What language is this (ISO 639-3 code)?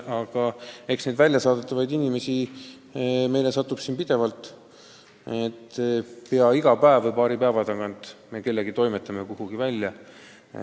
est